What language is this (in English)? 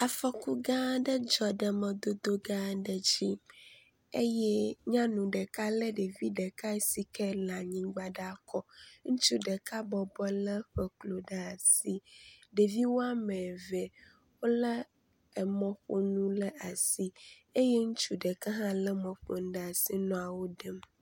Ewe